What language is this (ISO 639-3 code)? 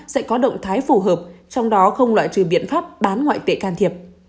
vie